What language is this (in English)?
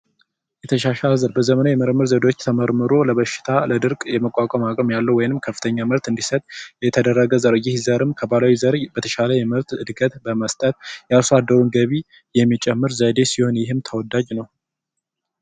Amharic